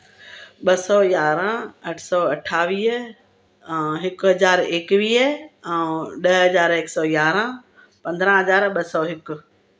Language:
Sindhi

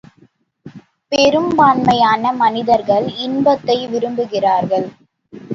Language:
Tamil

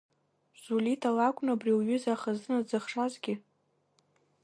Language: Abkhazian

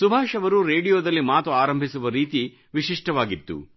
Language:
Kannada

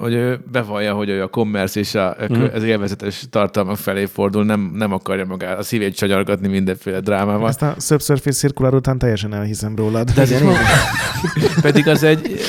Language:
Hungarian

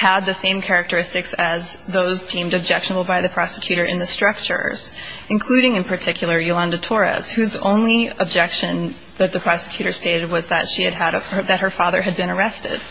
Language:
English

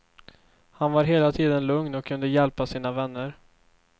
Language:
Swedish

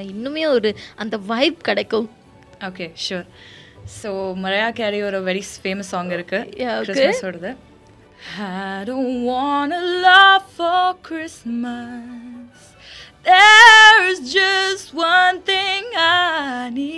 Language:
Tamil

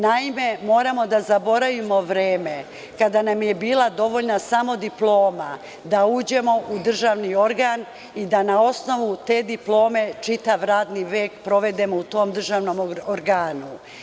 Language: Serbian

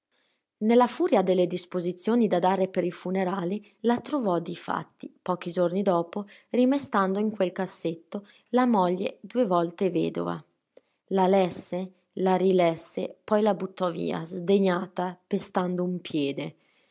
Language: Italian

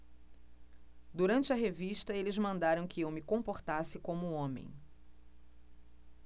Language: Portuguese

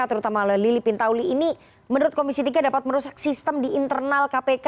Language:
Indonesian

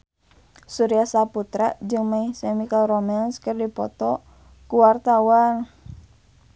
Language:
Sundanese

